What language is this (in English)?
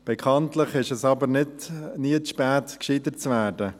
Swiss German